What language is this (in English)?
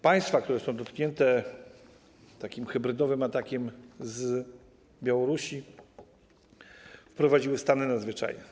Polish